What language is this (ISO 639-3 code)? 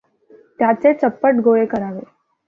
mar